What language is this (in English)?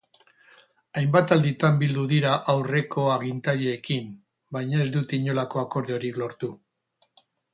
Basque